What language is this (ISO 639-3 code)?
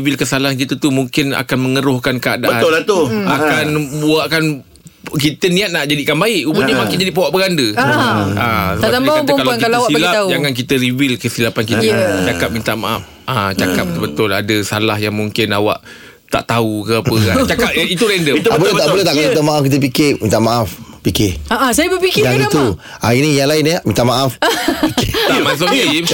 msa